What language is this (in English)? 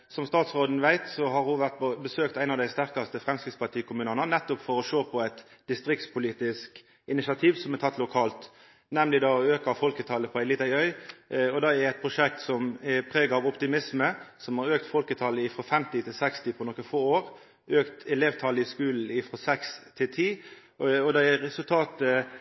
Norwegian Nynorsk